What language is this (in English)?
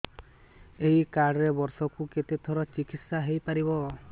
Odia